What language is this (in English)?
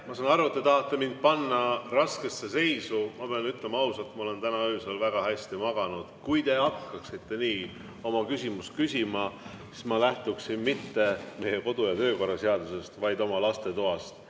Estonian